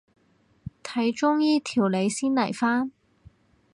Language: Cantonese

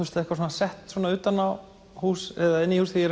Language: Icelandic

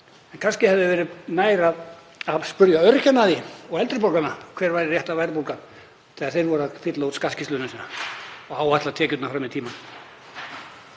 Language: Icelandic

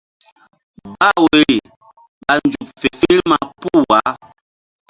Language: Mbum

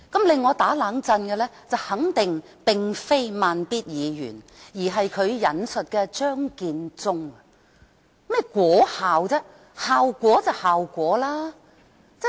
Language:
Cantonese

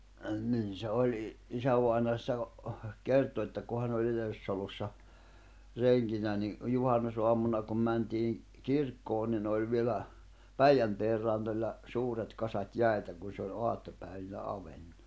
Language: Finnish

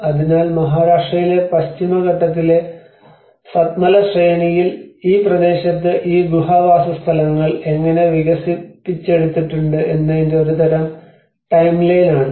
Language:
Malayalam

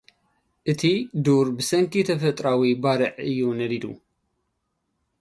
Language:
Tigrinya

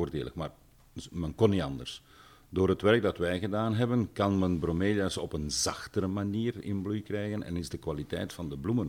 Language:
Dutch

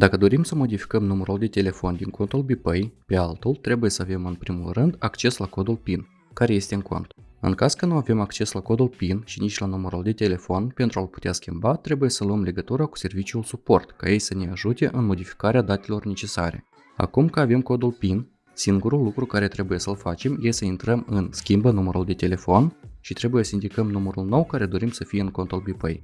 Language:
Romanian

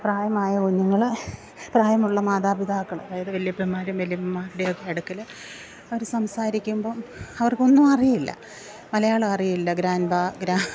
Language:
Malayalam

